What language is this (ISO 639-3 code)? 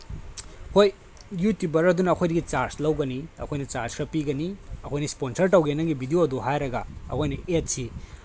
mni